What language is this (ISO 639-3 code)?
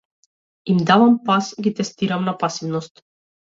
mkd